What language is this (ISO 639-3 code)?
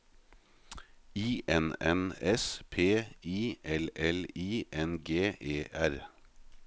nor